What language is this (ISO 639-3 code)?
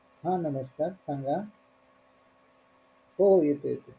mar